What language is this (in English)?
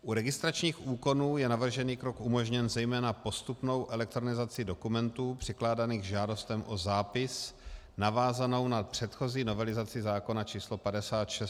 Czech